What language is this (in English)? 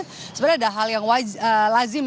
Indonesian